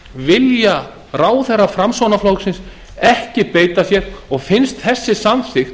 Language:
Icelandic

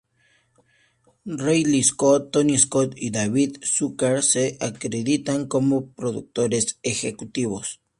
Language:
Spanish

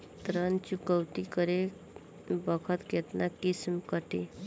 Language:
Bhojpuri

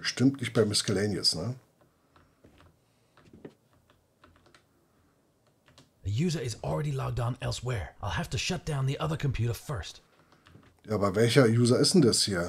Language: German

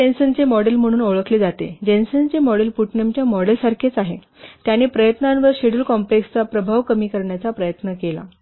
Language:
Marathi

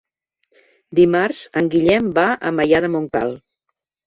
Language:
Catalan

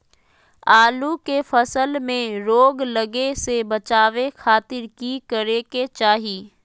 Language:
Magahi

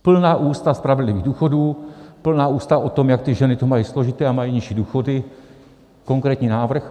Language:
Czech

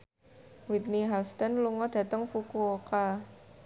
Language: Javanese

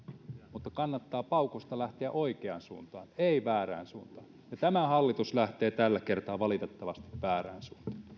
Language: Finnish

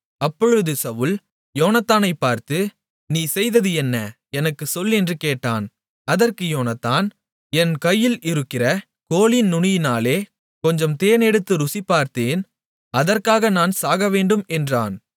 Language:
Tamil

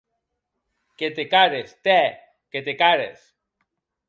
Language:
Occitan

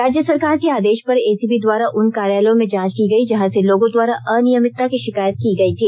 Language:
Hindi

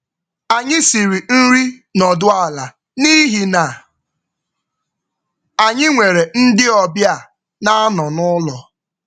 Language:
Igbo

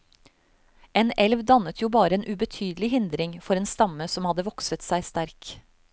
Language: Norwegian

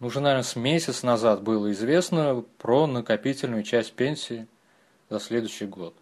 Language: Russian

